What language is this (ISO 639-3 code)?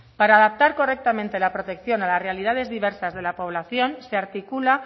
spa